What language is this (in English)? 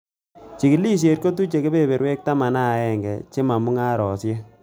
Kalenjin